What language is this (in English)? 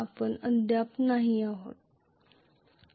Marathi